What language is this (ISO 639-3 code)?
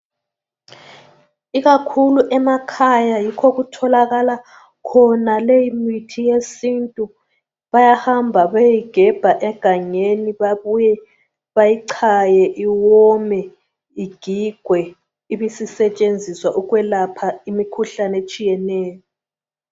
nde